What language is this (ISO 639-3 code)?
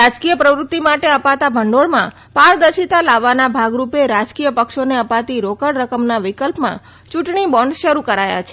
guj